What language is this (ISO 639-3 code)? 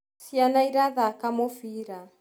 kik